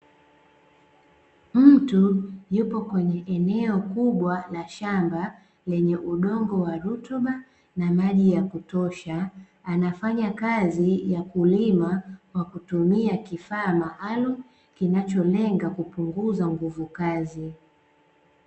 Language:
Swahili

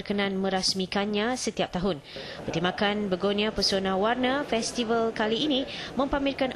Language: Malay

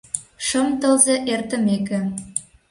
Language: Mari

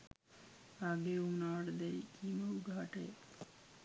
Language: Sinhala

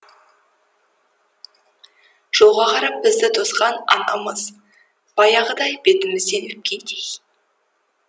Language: Kazakh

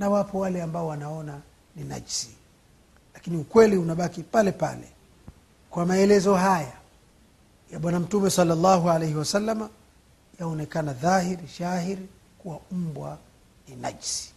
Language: Swahili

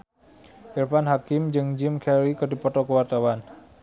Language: Sundanese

